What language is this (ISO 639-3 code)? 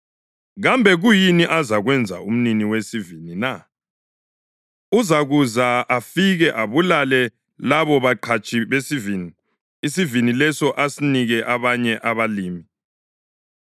nde